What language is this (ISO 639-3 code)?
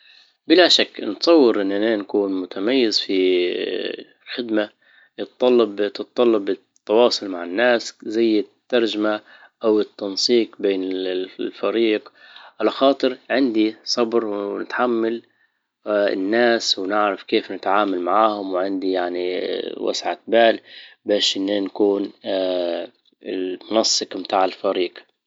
ayl